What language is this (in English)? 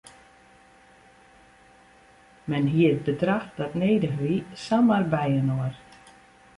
Western Frisian